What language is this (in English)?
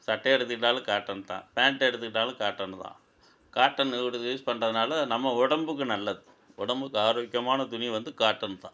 Tamil